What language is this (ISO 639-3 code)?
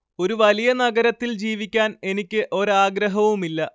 mal